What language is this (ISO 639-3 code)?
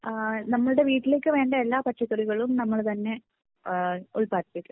mal